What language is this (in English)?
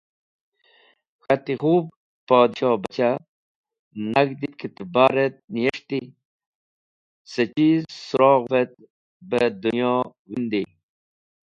Wakhi